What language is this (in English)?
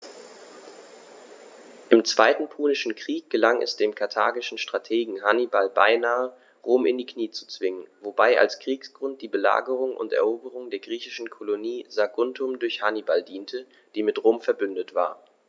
German